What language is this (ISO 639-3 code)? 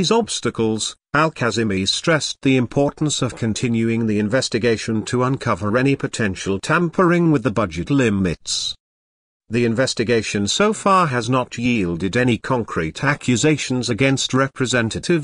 eng